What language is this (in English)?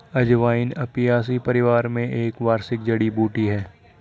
Hindi